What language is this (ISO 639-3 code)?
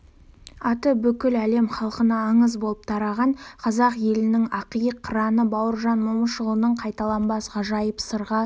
kaz